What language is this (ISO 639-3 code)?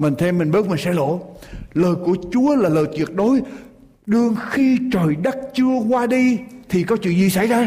vie